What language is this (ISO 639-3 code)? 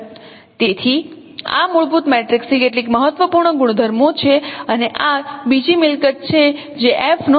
guj